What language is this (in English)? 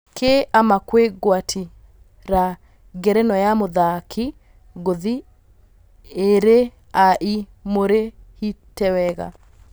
Kikuyu